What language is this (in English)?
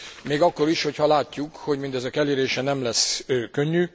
Hungarian